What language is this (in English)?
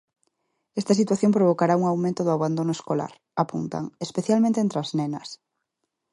Galician